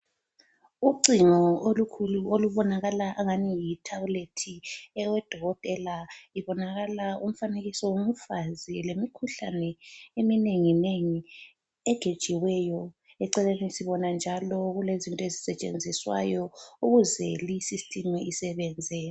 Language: North Ndebele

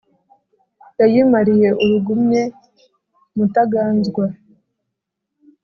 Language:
Kinyarwanda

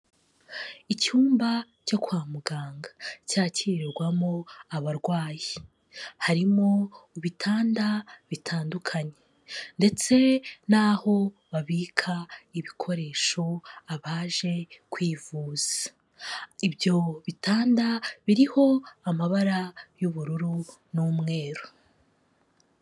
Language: Kinyarwanda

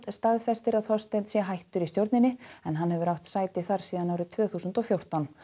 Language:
Icelandic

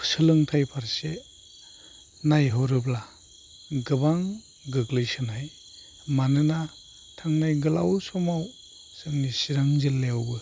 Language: Bodo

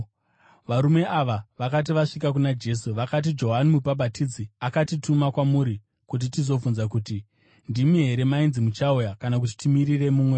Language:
Shona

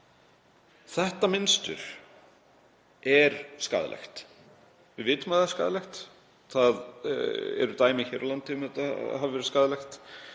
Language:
Icelandic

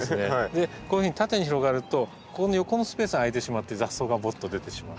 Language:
Japanese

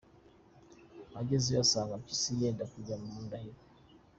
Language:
Kinyarwanda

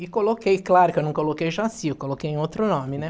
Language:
Portuguese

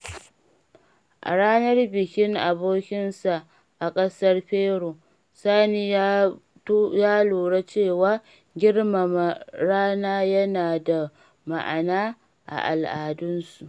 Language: Hausa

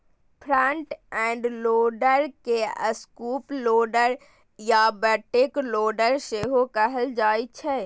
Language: Maithili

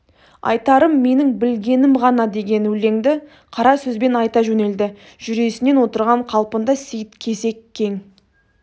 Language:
Kazakh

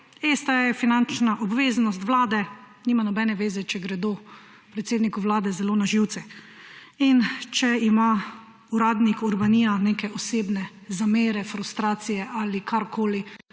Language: Slovenian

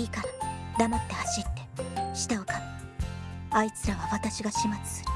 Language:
Japanese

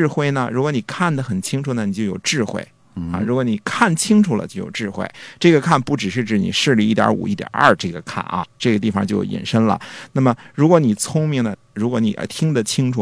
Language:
Chinese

